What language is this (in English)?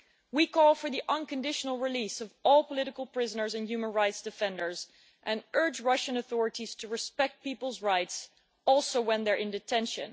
English